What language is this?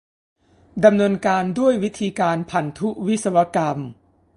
Thai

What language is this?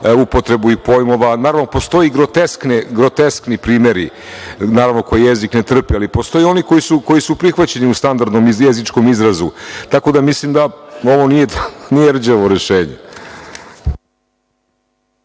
Serbian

